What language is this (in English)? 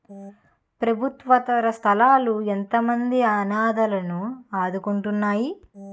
Telugu